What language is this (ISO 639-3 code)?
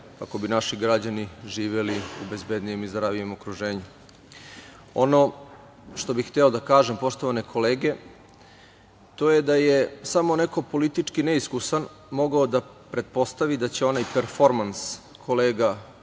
srp